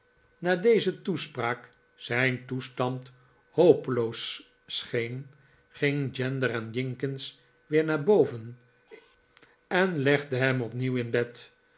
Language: Dutch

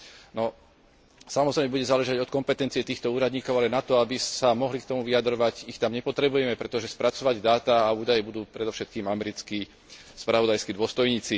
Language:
Slovak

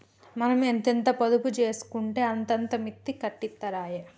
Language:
Telugu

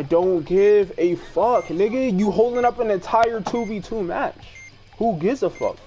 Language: English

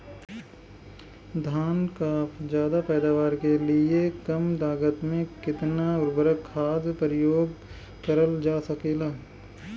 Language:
Bhojpuri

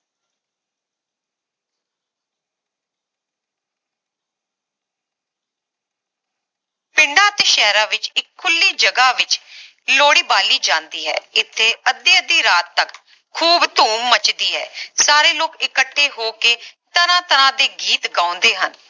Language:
Punjabi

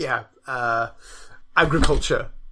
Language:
Welsh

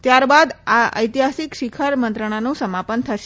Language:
Gujarati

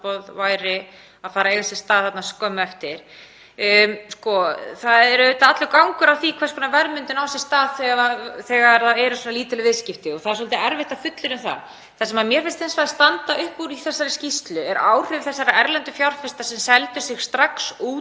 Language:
Icelandic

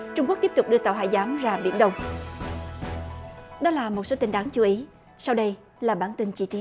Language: Vietnamese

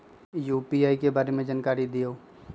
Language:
Magahi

